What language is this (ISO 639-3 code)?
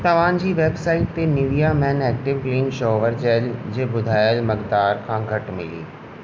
snd